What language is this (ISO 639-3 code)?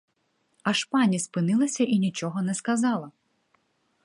ukr